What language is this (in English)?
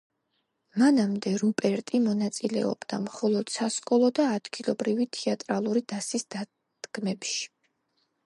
Georgian